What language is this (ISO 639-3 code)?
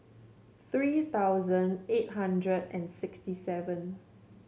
eng